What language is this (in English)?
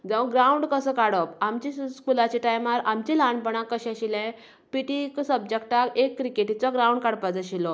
Konkani